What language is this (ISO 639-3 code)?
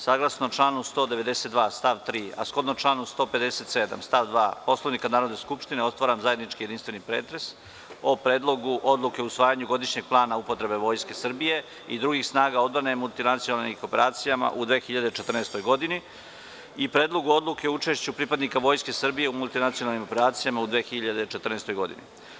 srp